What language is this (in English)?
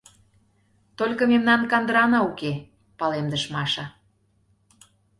Mari